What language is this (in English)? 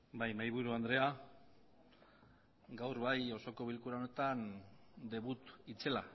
Basque